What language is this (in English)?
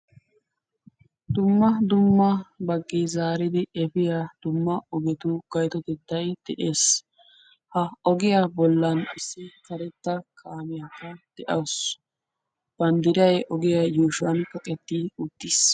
Wolaytta